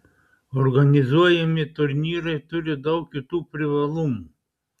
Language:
Lithuanian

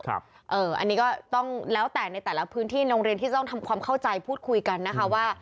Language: Thai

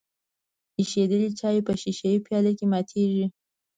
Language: Pashto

